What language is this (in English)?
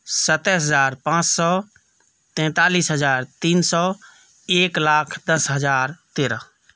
Maithili